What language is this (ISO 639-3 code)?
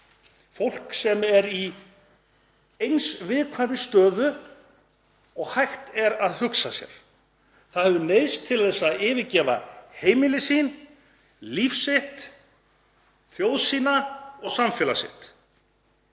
isl